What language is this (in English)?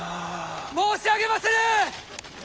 Japanese